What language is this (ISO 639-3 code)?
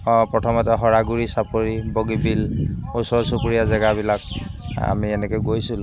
asm